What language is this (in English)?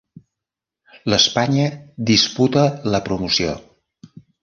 Catalan